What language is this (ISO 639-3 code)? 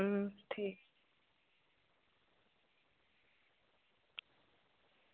doi